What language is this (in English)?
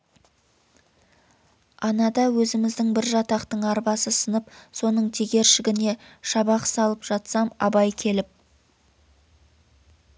Kazakh